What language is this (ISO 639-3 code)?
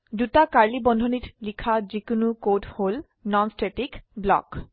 asm